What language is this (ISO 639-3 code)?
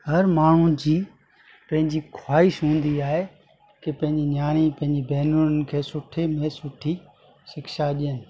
snd